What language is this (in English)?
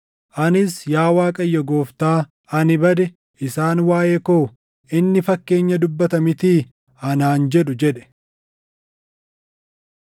Oromo